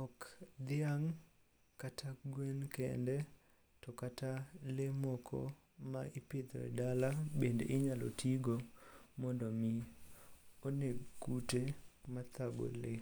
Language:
Luo (Kenya and Tanzania)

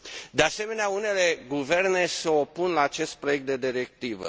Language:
Romanian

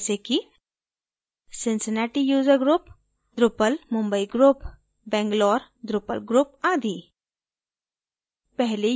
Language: Hindi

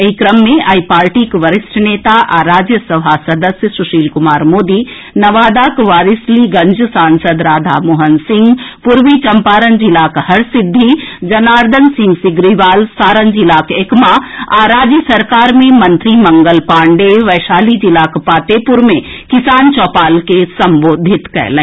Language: Maithili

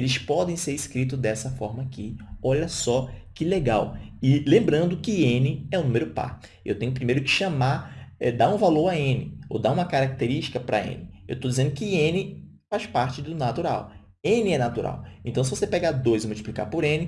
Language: Portuguese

